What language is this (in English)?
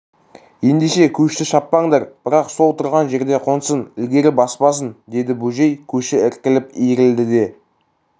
Kazakh